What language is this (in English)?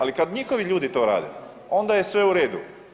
Croatian